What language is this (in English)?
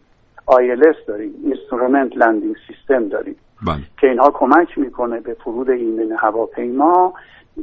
Persian